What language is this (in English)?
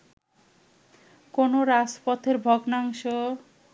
Bangla